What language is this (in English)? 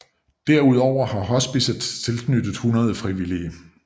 Danish